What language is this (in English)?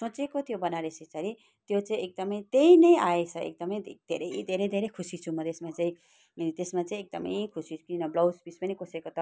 Nepali